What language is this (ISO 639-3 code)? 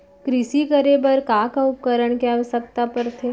hne